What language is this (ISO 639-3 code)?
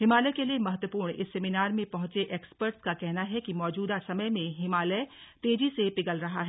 hin